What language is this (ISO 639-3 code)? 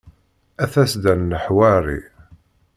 kab